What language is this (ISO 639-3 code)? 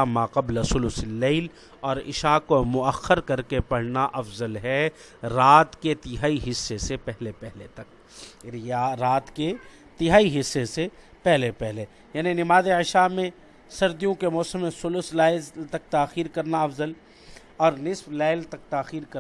urd